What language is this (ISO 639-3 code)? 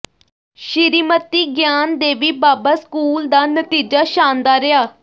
pan